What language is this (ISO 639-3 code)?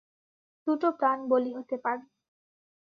ben